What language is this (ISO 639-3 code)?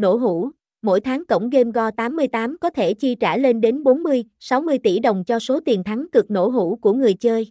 vie